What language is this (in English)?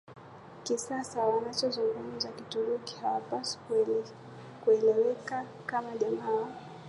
Swahili